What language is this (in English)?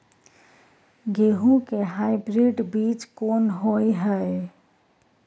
Maithili